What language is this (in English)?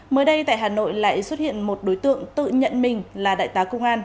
Vietnamese